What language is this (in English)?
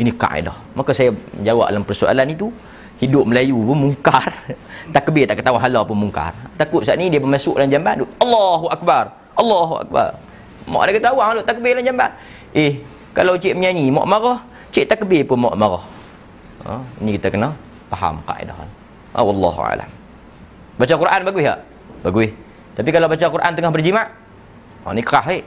Malay